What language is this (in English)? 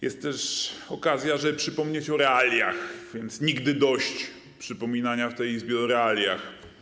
Polish